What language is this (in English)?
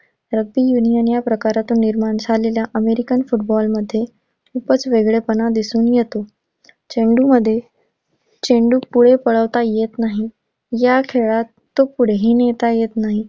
Marathi